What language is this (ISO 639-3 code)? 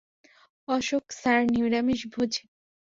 ben